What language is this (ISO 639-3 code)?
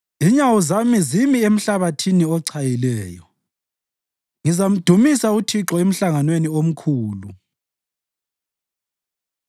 nde